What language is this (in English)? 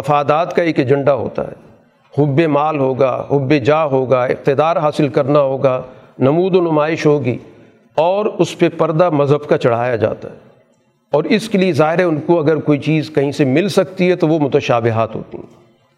Urdu